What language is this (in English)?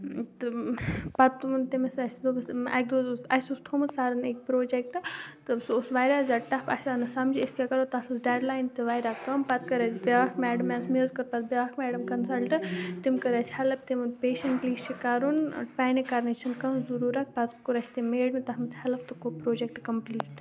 Kashmiri